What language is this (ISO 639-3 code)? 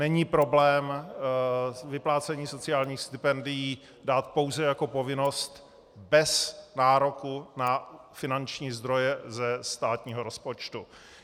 ces